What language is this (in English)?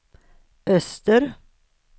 Swedish